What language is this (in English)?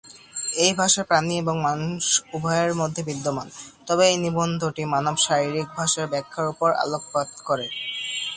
Bangla